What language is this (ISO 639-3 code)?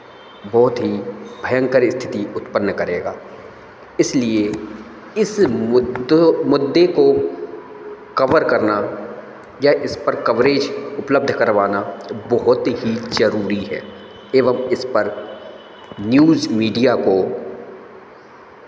hin